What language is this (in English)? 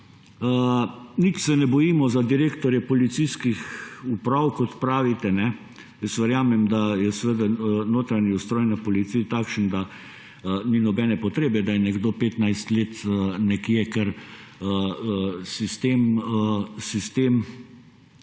Slovenian